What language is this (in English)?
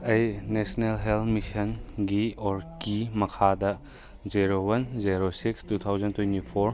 Manipuri